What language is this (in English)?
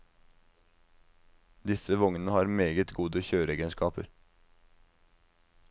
Norwegian